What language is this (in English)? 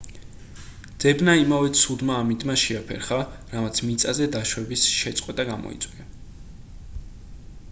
Georgian